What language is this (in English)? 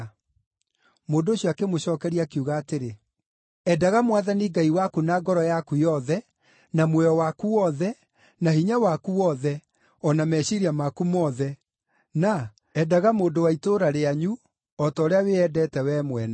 Kikuyu